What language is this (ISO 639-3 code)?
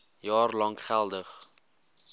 afr